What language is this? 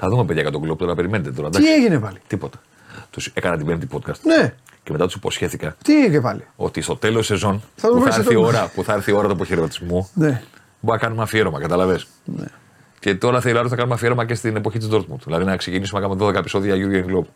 Greek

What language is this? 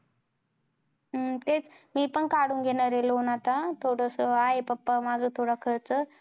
Marathi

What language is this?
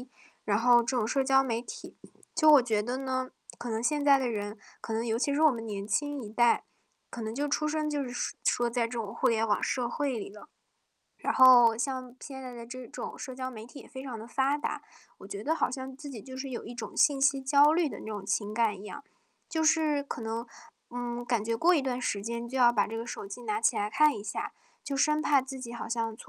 Chinese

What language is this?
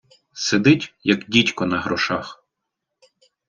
Ukrainian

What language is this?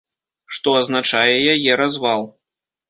Belarusian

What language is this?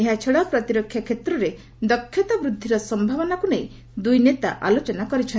Odia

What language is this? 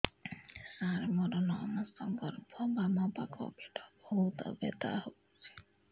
Odia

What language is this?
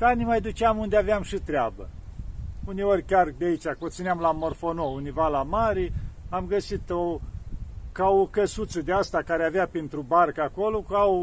Romanian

